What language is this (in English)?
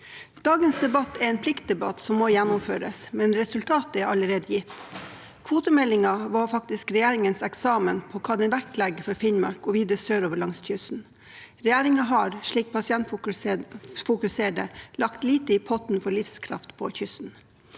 Norwegian